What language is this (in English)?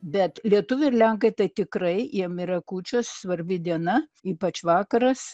Lithuanian